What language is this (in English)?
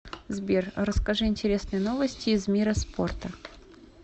Russian